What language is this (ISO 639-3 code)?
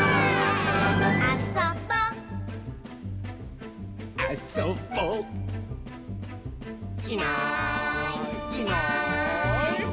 jpn